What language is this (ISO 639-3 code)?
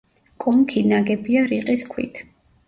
kat